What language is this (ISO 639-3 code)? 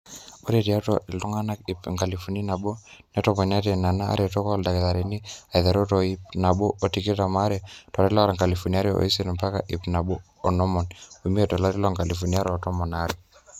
mas